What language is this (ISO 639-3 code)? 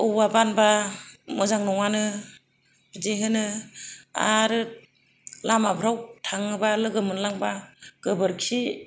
brx